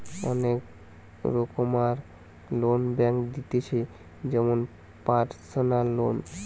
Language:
Bangla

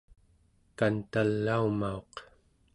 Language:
Central Yupik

